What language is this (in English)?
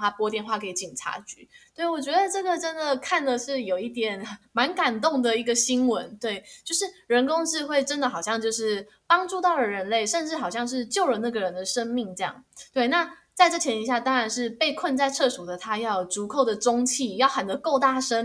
Chinese